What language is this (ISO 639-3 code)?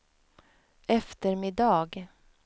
swe